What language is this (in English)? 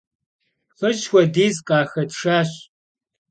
Kabardian